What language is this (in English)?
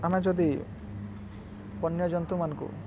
Odia